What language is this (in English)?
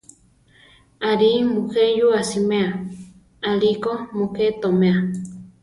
Central Tarahumara